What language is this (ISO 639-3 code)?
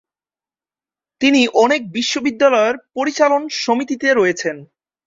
ben